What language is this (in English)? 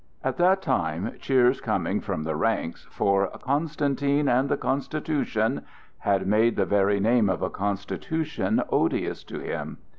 English